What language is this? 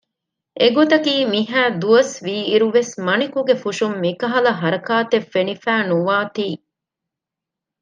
Divehi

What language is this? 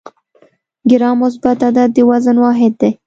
Pashto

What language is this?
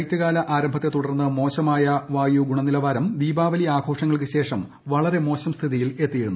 Malayalam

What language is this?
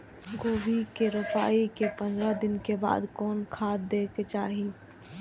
Maithili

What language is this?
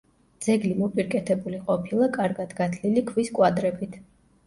Georgian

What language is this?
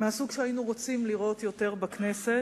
Hebrew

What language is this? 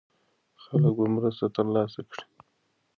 Pashto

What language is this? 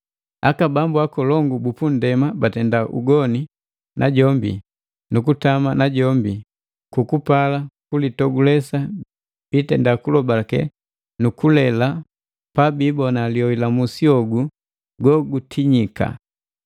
Matengo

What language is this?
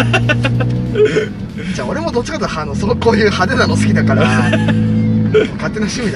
Japanese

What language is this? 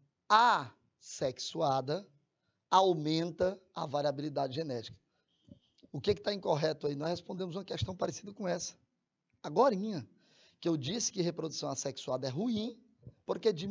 Portuguese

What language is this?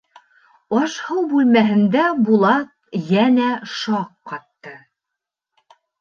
Bashkir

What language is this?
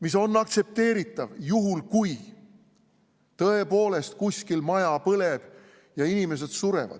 Estonian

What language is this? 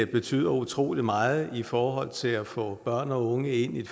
Danish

